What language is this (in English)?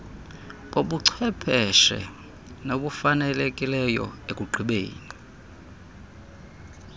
Xhosa